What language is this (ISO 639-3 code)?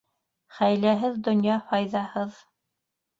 bak